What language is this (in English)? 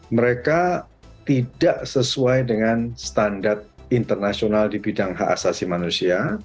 Indonesian